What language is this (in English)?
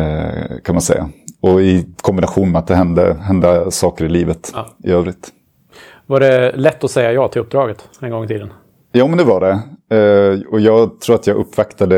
Swedish